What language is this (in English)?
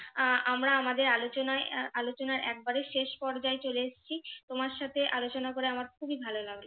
Bangla